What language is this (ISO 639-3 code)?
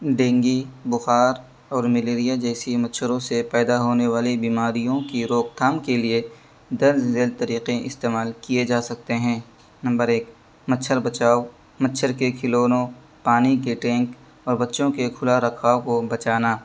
urd